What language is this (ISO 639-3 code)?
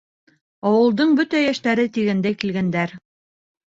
bak